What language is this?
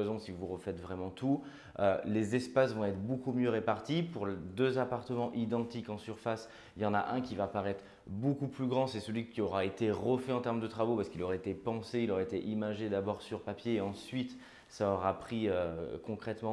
French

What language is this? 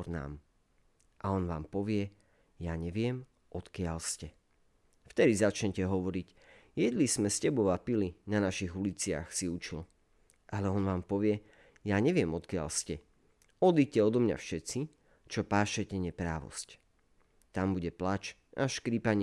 Slovak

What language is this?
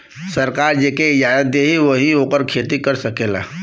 Bhojpuri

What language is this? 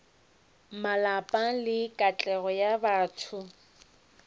Northern Sotho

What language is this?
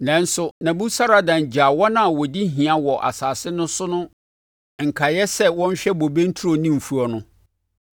Akan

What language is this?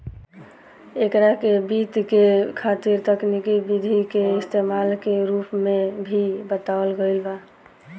Bhojpuri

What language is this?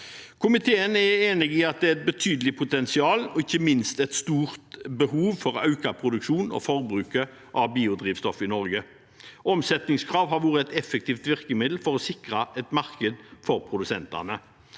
Norwegian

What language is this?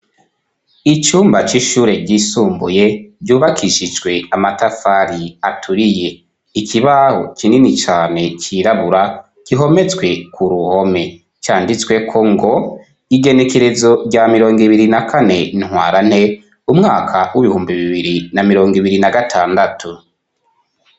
Rundi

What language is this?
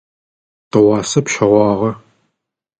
Adyghe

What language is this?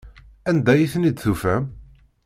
Kabyle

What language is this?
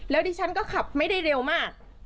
Thai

